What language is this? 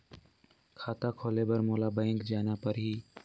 Chhattisgarhi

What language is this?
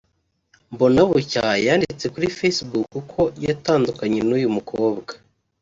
Kinyarwanda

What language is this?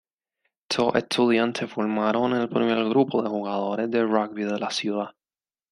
Spanish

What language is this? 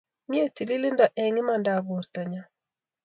Kalenjin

